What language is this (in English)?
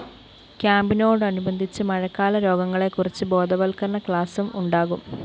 Malayalam